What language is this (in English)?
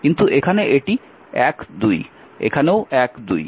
Bangla